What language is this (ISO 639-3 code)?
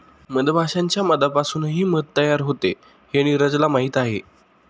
mar